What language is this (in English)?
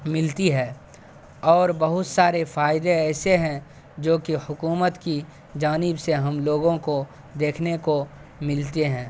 Urdu